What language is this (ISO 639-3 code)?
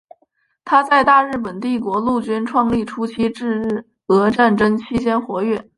zho